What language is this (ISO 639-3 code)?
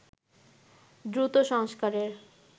ben